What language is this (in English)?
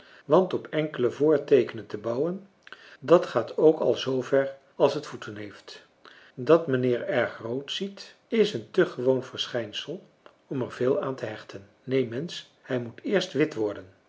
Dutch